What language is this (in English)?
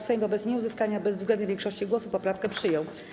Polish